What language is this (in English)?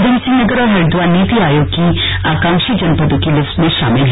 Hindi